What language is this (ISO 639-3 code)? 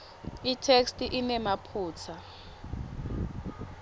ssw